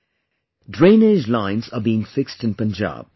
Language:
English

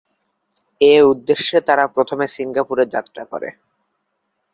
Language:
Bangla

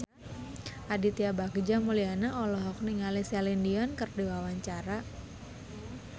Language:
Sundanese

